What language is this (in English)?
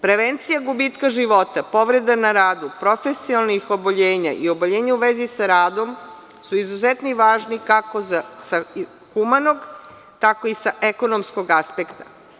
Serbian